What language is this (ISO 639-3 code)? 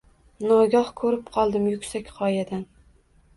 uzb